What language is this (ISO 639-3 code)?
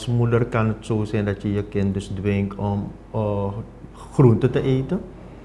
nld